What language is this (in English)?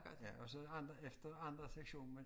Danish